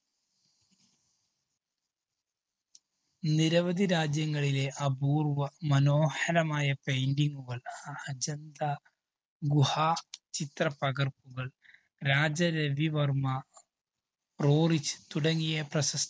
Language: Malayalam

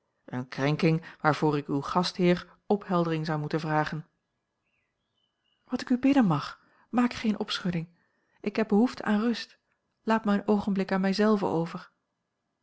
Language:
Dutch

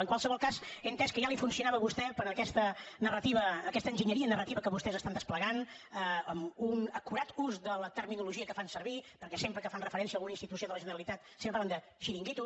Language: Catalan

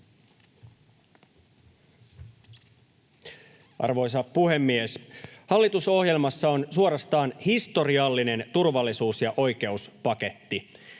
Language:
Finnish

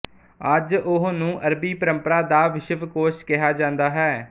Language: Punjabi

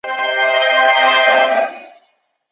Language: Chinese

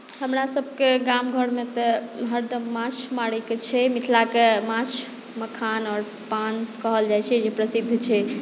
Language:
Maithili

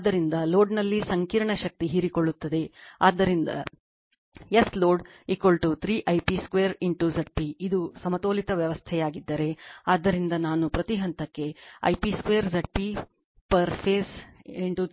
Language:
Kannada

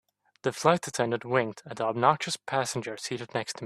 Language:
English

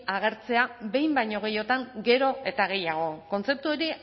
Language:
Basque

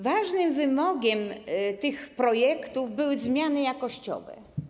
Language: Polish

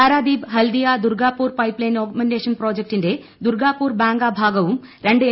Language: Malayalam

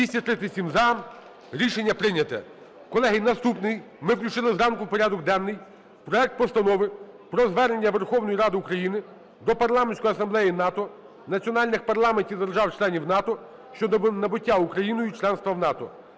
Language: Ukrainian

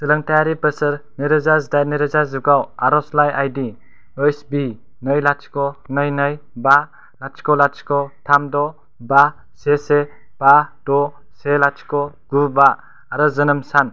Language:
Bodo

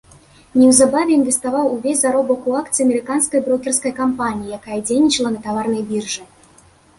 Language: Belarusian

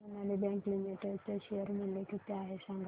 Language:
Marathi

